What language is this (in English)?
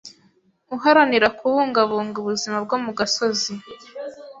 Kinyarwanda